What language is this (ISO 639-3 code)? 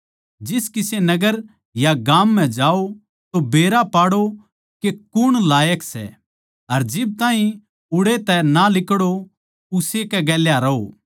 bgc